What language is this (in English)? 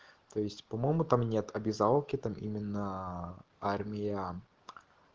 Russian